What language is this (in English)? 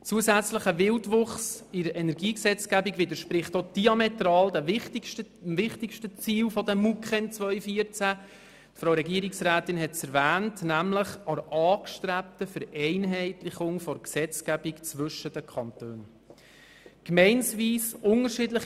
Swiss German